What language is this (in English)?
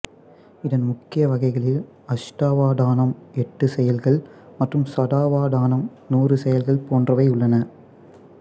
Tamil